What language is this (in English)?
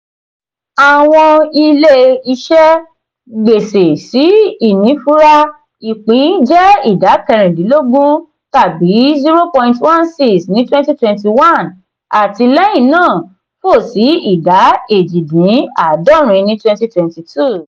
Yoruba